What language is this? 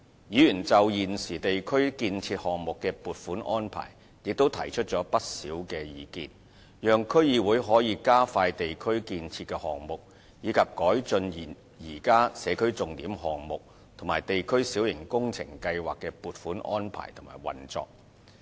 Cantonese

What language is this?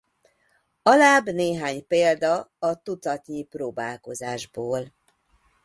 Hungarian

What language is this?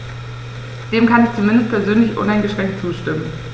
German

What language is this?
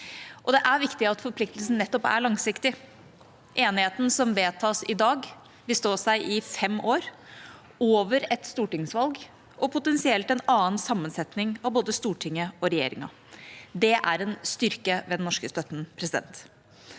Norwegian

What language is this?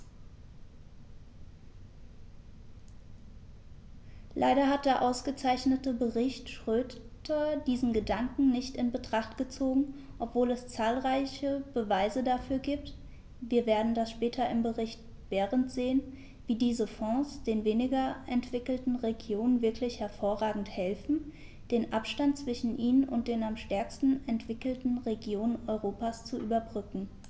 German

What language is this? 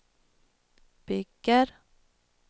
Swedish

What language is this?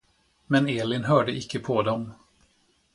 Swedish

